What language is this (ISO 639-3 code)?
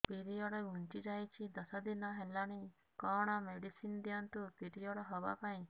ori